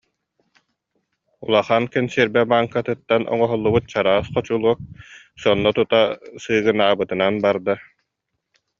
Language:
Yakut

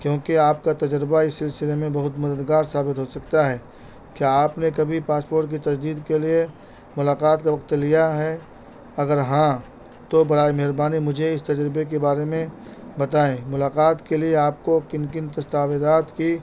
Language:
Urdu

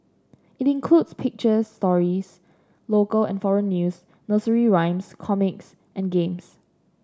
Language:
English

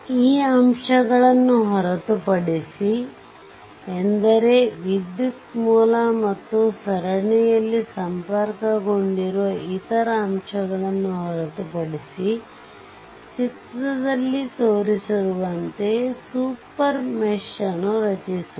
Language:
Kannada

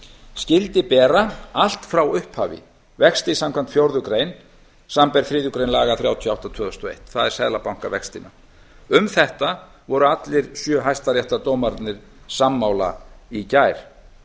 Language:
Icelandic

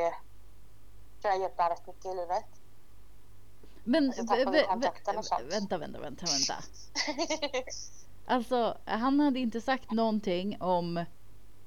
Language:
Swedish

